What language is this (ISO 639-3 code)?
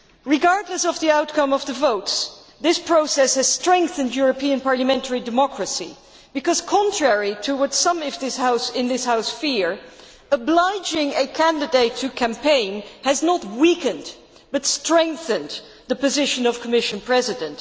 eng